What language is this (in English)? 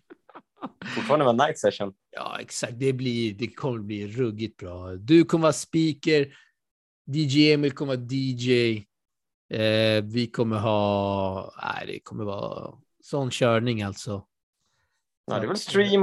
Swedish